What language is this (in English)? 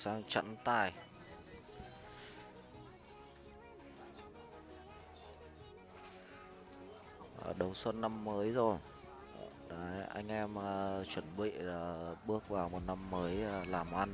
Vietnamese